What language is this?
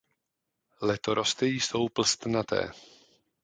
Czech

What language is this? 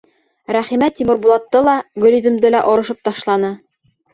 Bashkir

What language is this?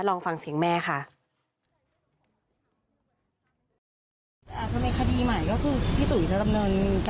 Thai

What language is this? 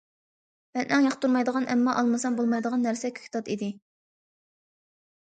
Uyghur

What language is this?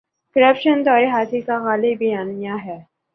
Urdu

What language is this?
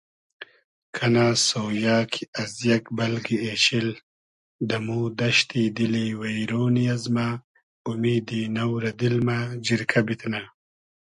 Hazaragi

